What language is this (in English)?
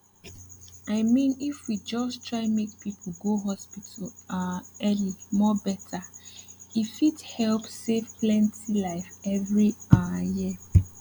Nigerian Pidgin